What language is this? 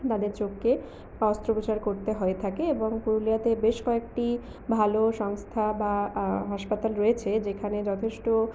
Bangla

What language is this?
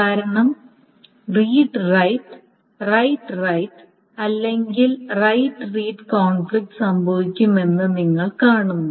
Malayalam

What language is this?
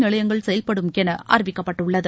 Tamil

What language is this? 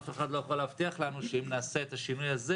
Hebrew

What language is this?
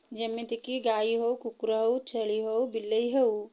Odia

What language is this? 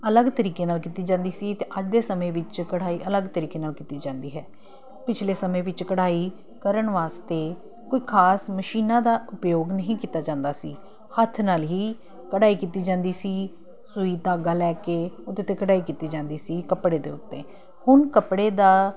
Punjabi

